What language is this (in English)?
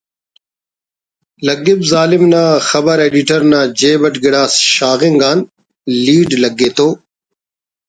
Brahui